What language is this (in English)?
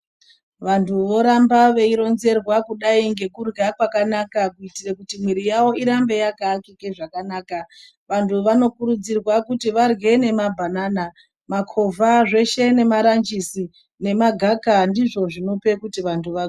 Ndau